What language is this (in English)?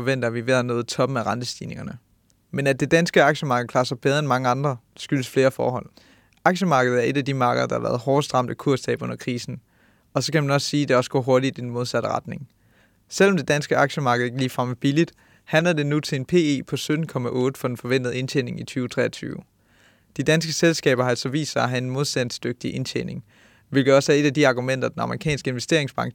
Danish